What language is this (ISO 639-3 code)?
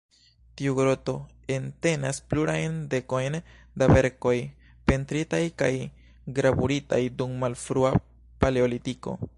epo